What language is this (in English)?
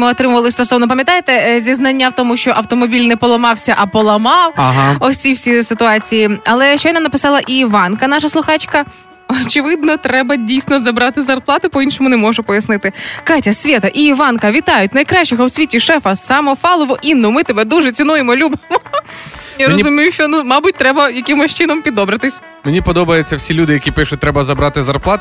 Ukrainian